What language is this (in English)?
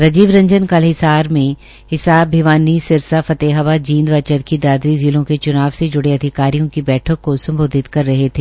Hindi